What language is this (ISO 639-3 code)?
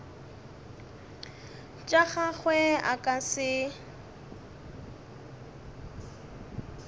nso